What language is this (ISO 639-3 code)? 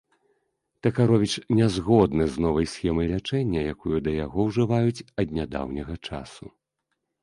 bel